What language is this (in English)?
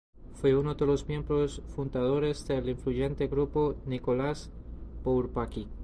Spanish